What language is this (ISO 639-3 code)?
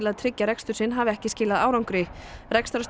isl